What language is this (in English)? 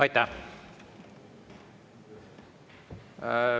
Estonian